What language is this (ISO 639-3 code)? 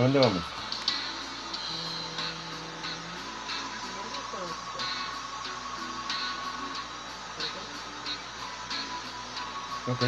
spa